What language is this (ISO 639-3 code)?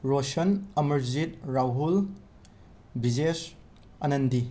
mni